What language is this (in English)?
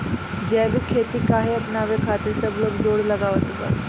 Bhojpuri